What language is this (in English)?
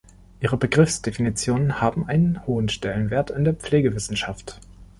German